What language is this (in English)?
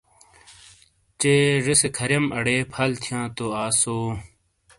Shina